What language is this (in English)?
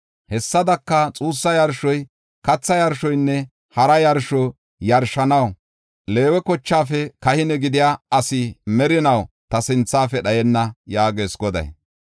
Gofa